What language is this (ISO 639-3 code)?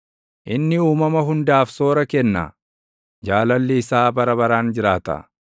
orm